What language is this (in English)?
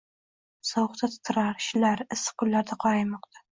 Uzbek